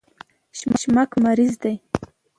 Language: Pashto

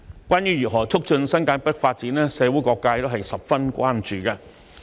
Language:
Cantonese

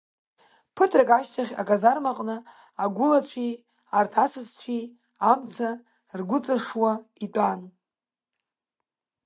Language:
Abkhazian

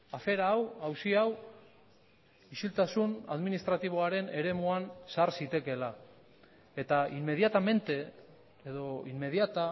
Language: Basque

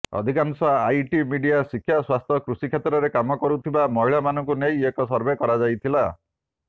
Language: Odia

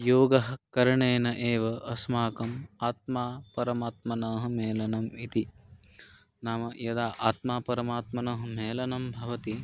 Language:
Sanskrit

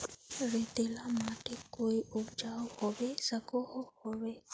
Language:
Magahi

